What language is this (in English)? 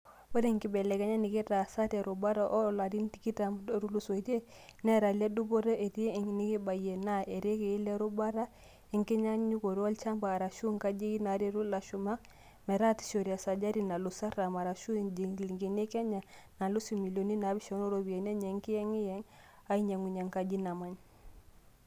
Masai